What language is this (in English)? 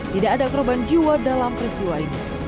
Indonesian